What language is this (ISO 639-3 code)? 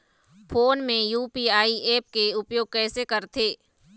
hne